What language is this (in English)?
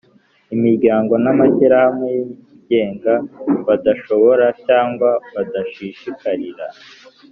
Kinyarwanda